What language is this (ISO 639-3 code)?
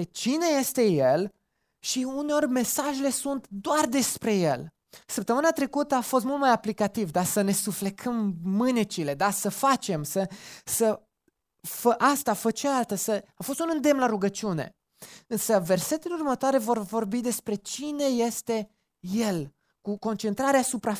ron